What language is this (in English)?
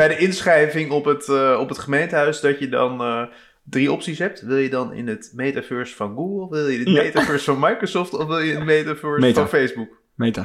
Dutch